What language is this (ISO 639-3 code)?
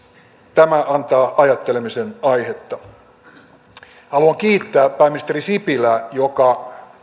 fin